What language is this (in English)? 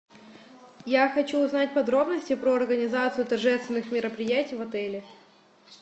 Russian